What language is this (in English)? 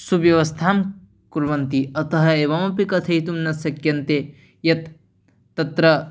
Sanskrit